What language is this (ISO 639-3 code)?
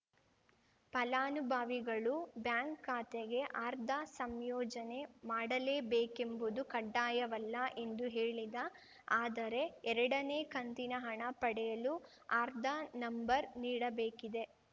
kan